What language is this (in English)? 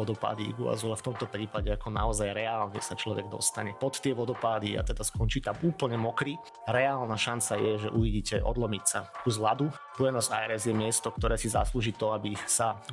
Slovak